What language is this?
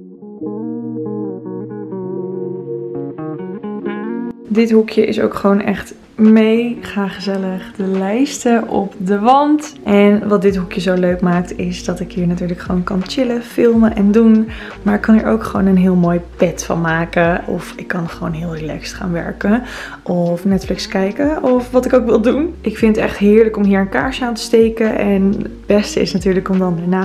Dutch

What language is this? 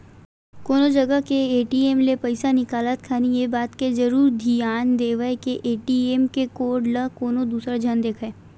Chhattisgarhi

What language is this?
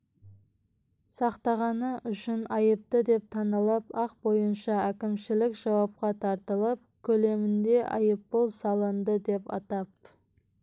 Kazakh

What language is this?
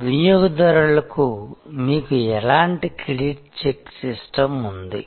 Telugu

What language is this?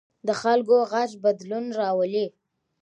Pashto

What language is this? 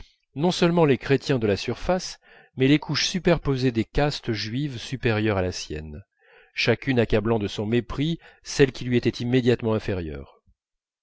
French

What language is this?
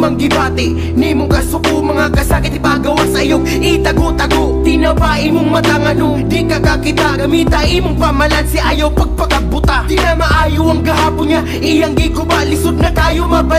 Indonesian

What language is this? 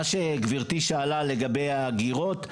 Hebrew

